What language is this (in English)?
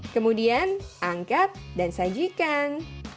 Indonesian